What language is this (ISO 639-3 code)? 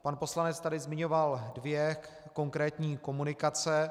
ces